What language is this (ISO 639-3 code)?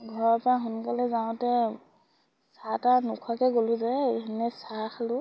asm